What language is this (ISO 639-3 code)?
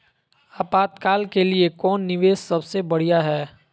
mag